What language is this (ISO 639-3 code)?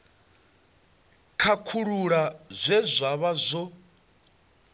ven